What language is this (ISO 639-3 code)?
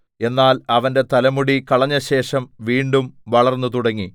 mal